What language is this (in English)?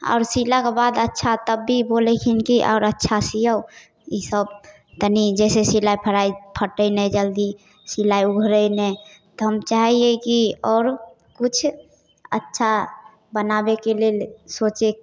Maithili